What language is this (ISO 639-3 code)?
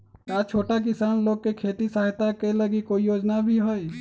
mag